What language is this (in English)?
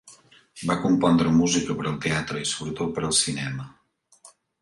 Catalan